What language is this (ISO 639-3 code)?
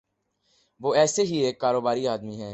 urd